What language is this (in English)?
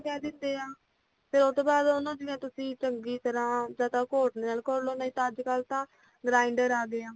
Punjabi